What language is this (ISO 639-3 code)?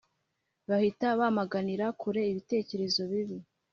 kin